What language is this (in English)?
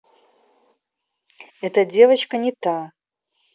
Russian